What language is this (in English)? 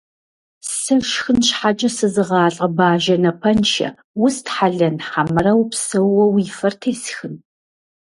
Kabardian